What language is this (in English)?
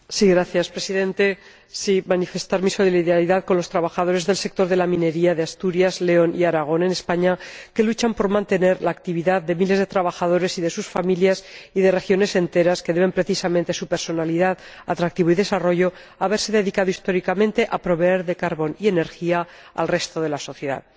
Spanish